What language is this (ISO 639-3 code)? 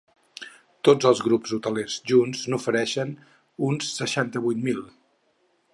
cat